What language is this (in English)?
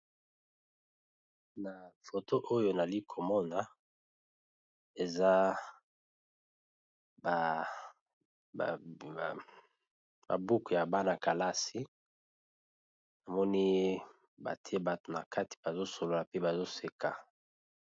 Lingala